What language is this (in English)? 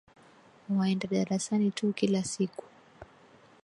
Swahili